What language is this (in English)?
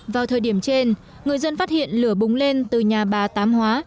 Vietnamese